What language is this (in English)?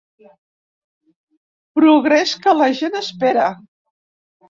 Catalan